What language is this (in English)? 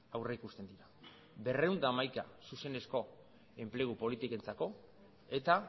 Basque